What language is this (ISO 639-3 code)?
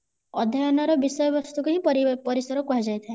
ori